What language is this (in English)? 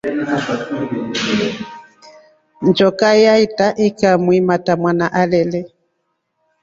Rombo